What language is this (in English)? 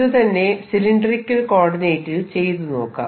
Malayalam